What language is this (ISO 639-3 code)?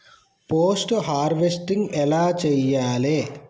tel